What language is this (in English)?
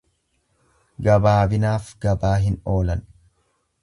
Oromo